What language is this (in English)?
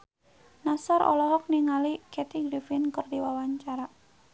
Sundanese